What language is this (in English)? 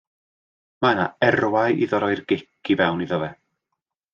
Welsh